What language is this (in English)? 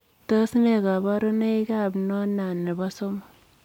Kalenjin